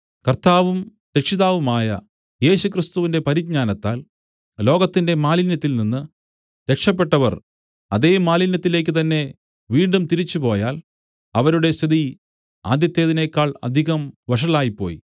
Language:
Malayalam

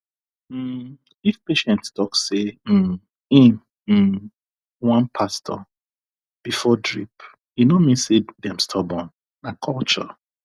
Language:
Nigerian Pidgin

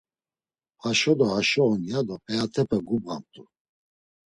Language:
Laz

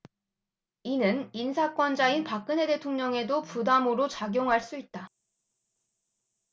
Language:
Korean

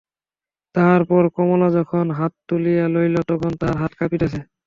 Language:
Bangla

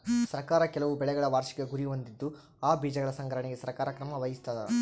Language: Kannada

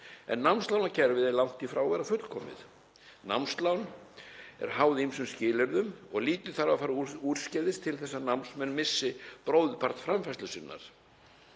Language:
Icelandic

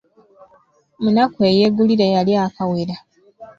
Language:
Ganda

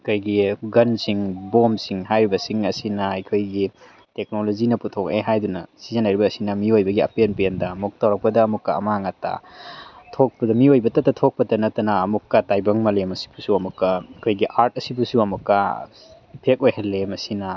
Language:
Manipuri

